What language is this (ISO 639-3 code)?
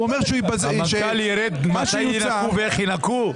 heb